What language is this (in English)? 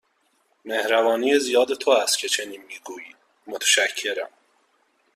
Persian